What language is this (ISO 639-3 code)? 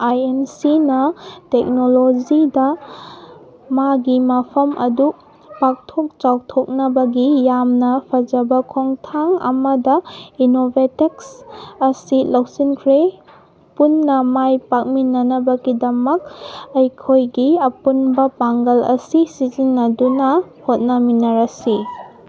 mni